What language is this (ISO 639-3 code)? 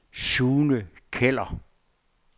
dan